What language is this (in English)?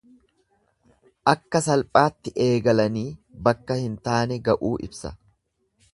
Oromo